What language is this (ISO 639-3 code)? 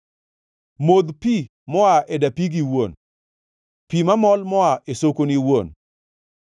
luo